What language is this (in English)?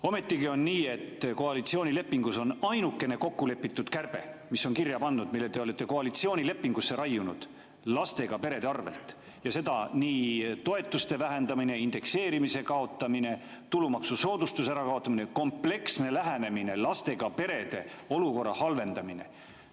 Estonian